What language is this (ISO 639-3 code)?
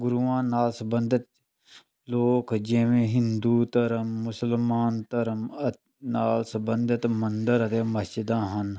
pan